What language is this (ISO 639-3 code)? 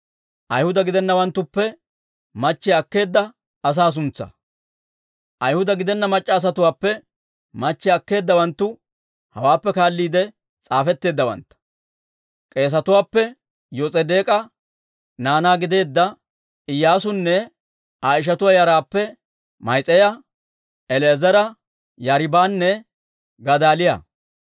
dwr